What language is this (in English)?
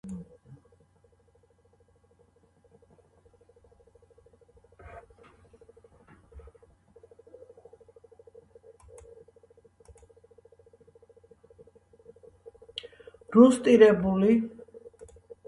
Georgian